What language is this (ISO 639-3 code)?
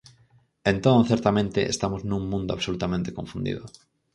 glg